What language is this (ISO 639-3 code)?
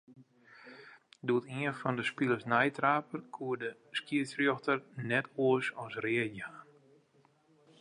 fry